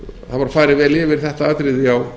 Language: Icelandic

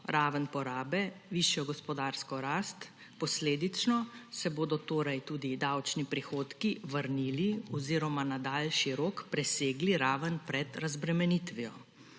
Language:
Slovenian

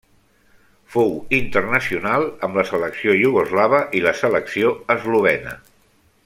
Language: Catalan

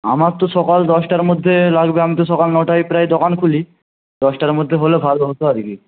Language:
Bangla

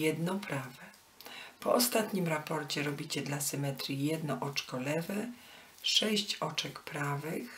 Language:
Polish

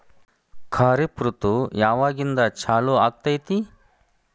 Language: Kannada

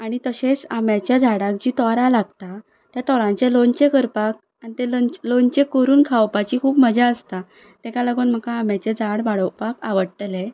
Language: Konkani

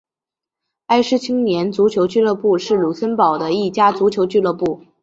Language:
Chinese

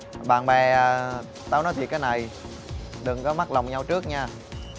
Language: Vietnamese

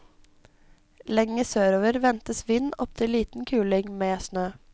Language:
Norwegian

